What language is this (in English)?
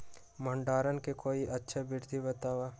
Magahi